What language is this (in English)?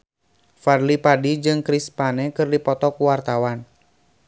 Sundanese